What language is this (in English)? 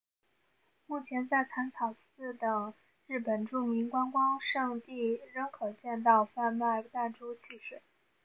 Chinese